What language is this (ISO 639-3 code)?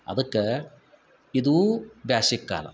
kan